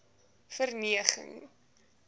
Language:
Afrikaans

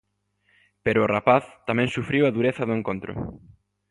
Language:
Galician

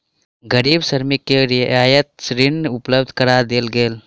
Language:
Maithili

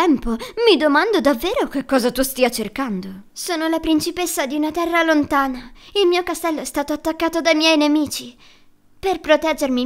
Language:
Italian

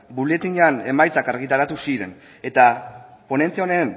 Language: Basque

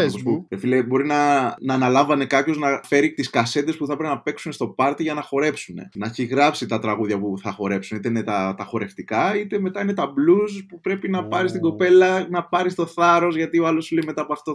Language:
Greek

